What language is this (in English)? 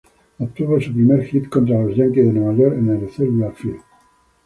Spanish